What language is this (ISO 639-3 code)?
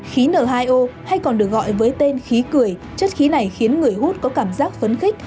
vie